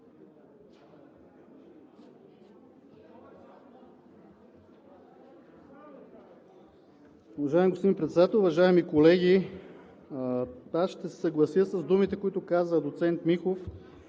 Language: Bulgarian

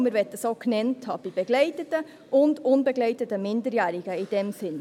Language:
Swiss German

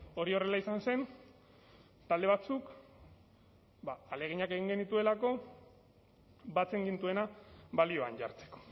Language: Basque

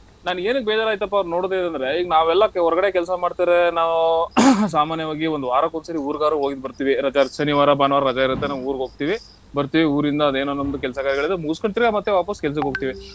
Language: Kannada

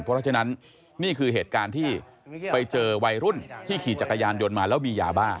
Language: Thai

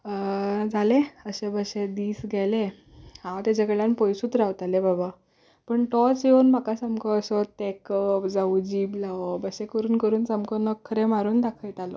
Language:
Konkani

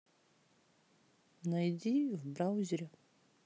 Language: Russian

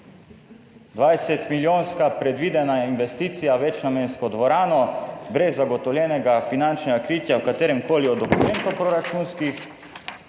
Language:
Slovenian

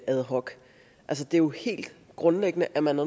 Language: Danish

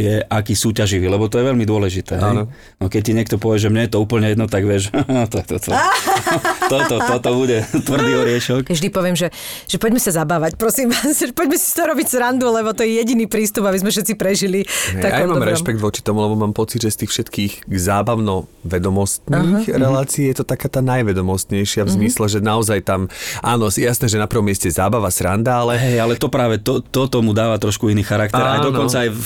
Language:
Slovak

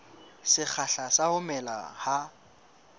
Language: Southern Sotho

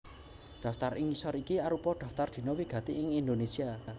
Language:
Javanese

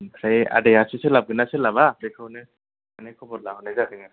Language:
Bodo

